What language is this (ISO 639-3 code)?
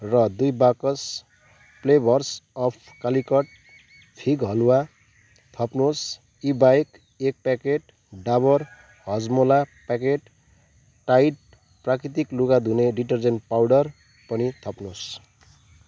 nep